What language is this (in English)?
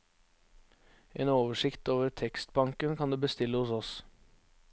Norwegian